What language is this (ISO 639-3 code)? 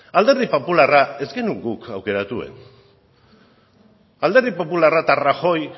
eus